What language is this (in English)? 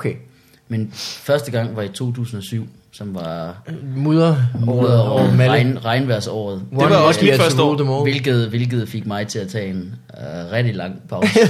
Danish